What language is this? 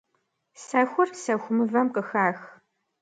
Kabardian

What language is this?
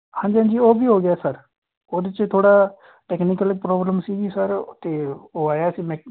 Punjabi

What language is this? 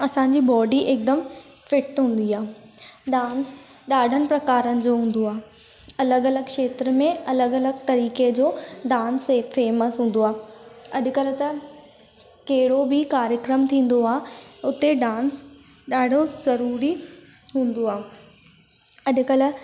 Sindhi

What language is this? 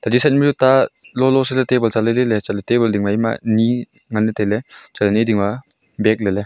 Wancho Naga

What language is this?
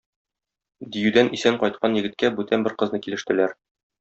Tatar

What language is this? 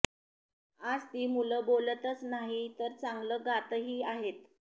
Marathi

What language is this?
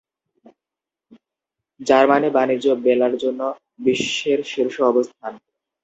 Bangla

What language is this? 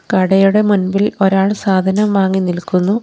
Malayalam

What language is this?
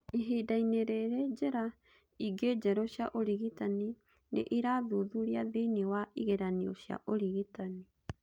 Kikuyu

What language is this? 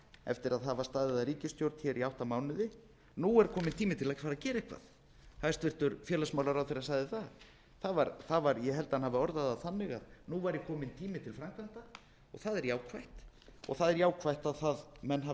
Icelandic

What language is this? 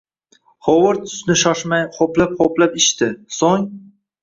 Uzbek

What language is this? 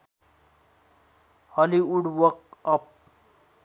Nepali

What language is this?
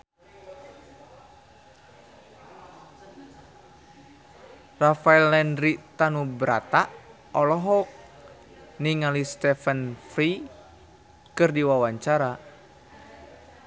Sundanese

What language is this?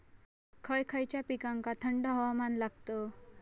Marathi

